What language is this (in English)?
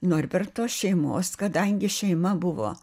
Lithuanian